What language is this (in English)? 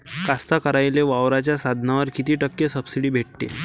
Marathi